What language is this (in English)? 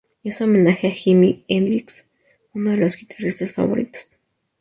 Spanish